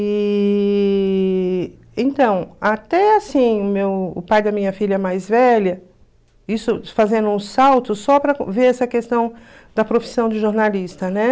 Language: Portuguese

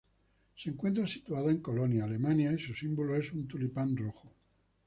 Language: Spanish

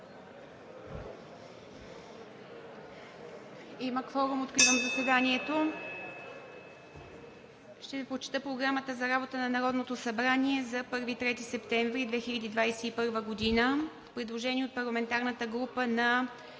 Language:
Bulgarian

